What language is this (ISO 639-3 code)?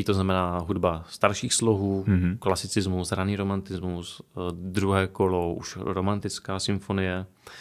ces